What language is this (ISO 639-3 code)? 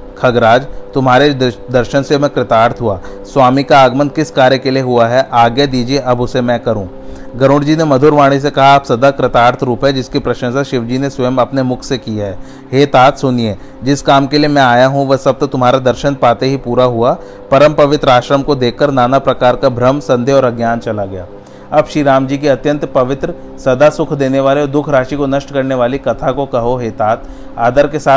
hin